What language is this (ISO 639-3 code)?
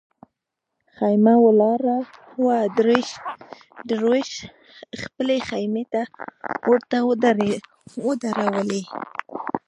pus